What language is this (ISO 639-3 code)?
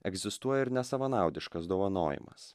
lit